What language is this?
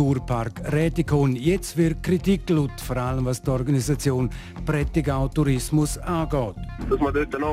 German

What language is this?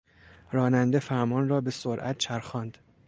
Persian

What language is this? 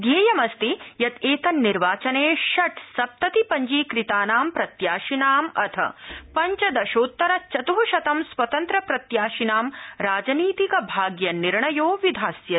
Sanskrit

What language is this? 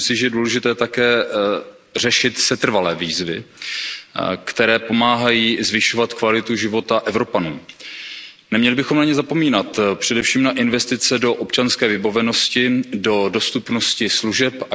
Czech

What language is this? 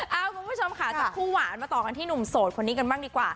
Thai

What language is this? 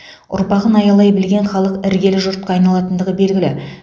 Kazakh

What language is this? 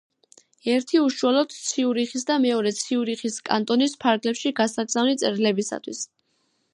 Georgian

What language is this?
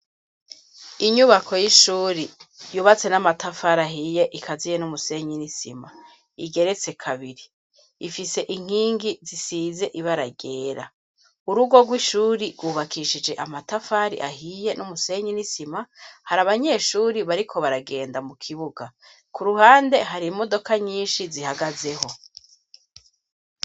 Rundi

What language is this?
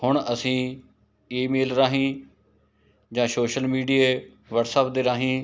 Punjabi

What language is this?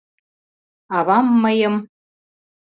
Mari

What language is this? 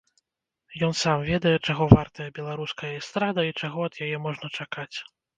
Belarusian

